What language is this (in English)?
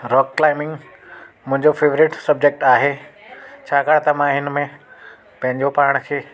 Sindhi